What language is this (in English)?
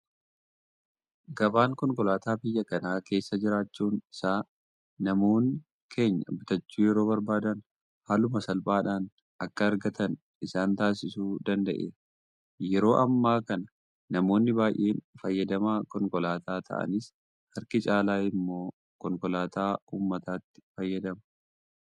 Oromo